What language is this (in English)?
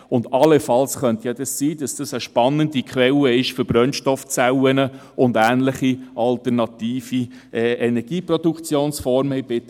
Swiss German